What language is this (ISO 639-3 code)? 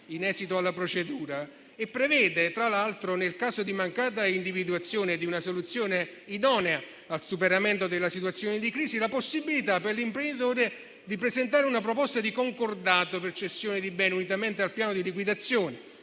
ita